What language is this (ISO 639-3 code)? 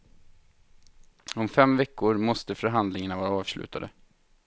swe